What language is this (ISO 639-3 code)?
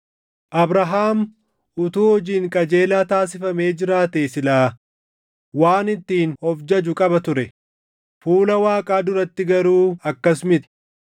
orm